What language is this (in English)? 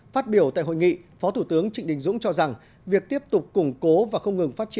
Vietnamese